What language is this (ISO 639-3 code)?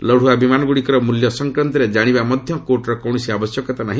ori